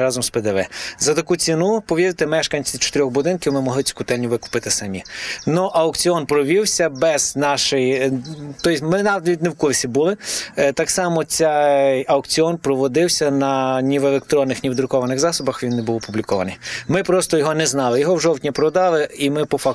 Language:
Ukrainian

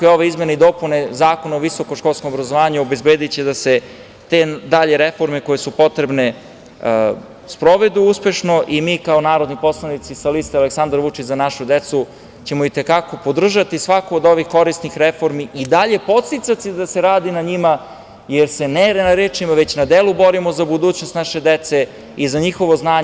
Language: Serbian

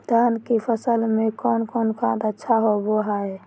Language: Magahi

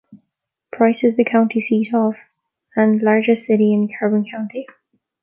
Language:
English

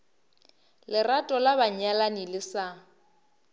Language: Northern Sotho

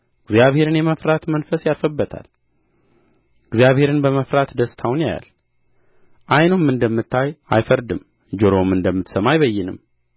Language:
Amharic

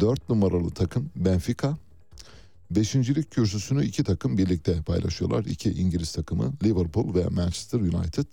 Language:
Turkish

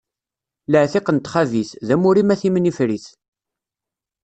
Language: Kabyle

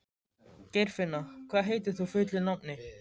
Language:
Icelandic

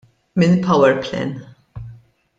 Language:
Maltese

